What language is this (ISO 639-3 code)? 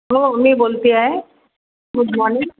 mar